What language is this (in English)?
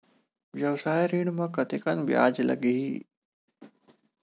Chhattisgarhi